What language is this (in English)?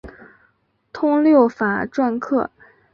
Chinese